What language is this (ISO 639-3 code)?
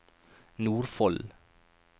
nor